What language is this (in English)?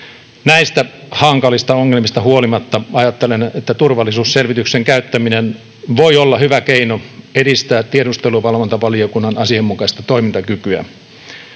Finnish